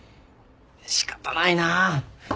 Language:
Japanese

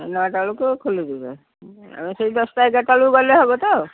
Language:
Odia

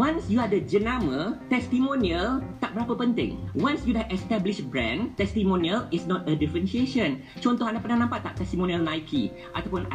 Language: Malay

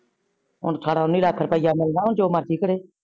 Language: Punjabi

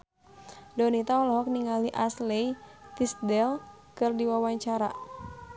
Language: Sundanese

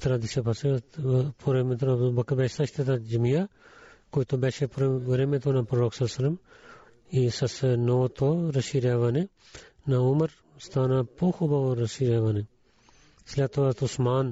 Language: Bulgarian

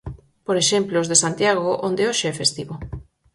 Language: Galician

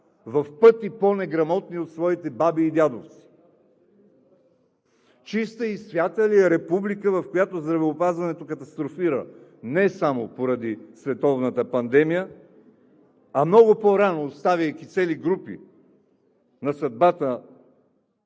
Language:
Bulgarian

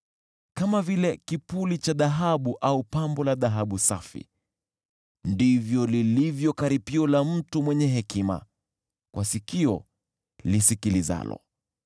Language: Swahili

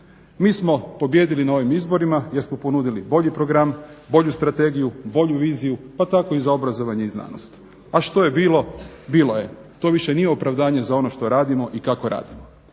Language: Croatian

